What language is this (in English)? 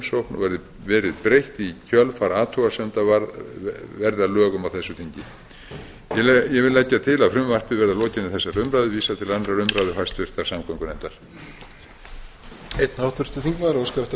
Icelandic